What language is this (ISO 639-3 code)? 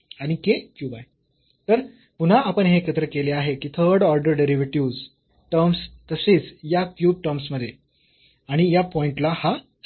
mar